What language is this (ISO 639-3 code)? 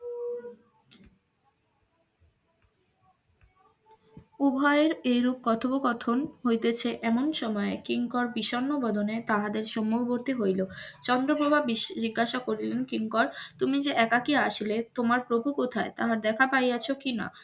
ben